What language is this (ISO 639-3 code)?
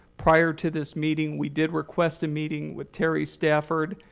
eng